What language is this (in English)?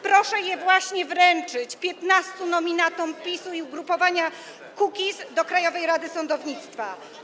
Polish